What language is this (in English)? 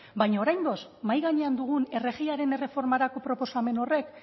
Basque